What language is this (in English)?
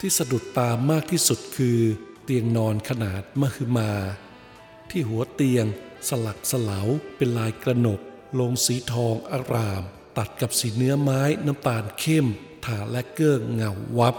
Thai